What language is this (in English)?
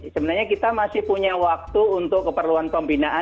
Indonesian